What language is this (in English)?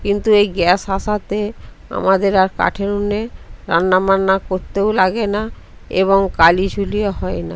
Bangla